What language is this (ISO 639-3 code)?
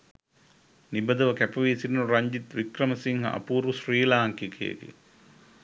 sin